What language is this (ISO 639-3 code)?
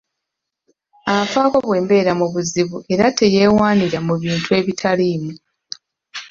lug